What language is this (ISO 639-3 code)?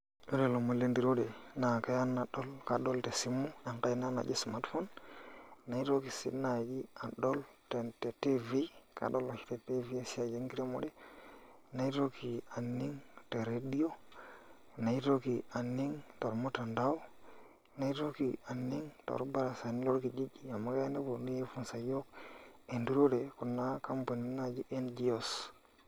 mas